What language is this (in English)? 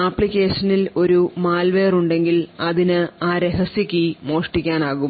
Malayalam